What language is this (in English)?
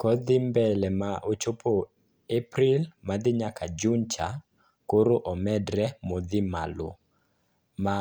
Luo (Kenya and Tanzania)